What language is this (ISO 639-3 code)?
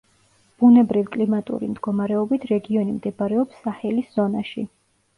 kat